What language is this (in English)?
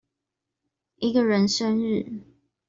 Chinese